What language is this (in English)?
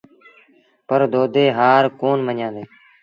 Sindhi Bhil